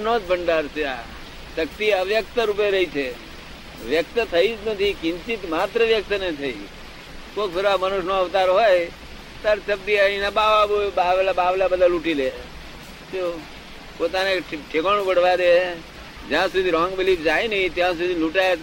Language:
Gujarati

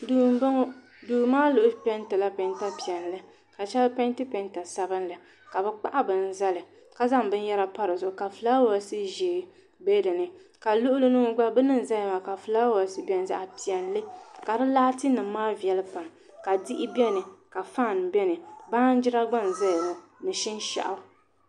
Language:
Dagbani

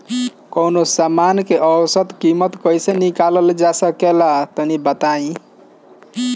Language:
Bhojpuri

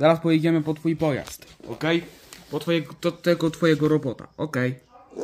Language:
Polish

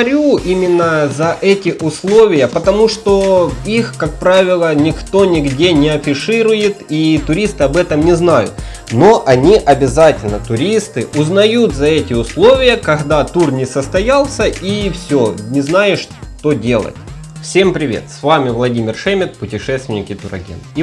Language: Russian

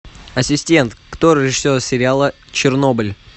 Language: Russian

